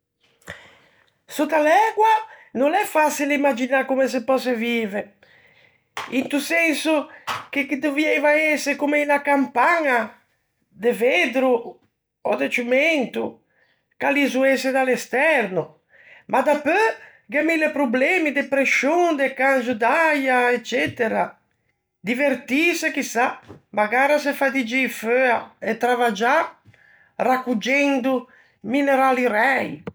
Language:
Ligurian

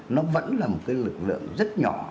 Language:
Vietnamese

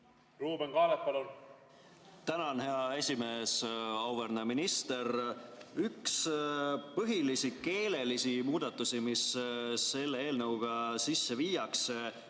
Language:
Estonian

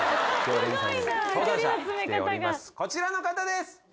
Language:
Japanese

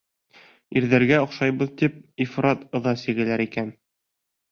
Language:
Bashkir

